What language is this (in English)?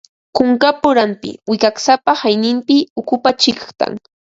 Ambo-Pasco Quechua